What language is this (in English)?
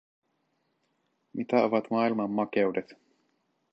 Finnish